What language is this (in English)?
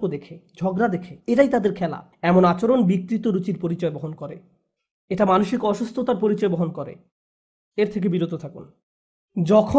Bangla